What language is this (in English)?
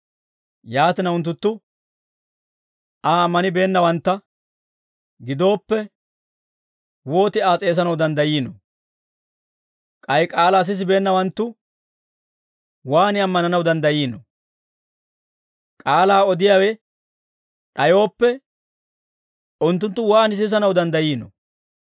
Dawro